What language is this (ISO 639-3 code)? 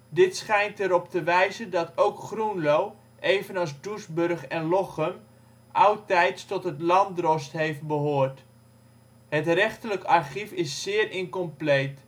nld